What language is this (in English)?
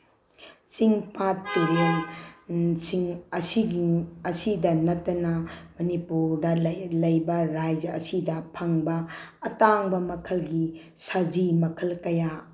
Manipuri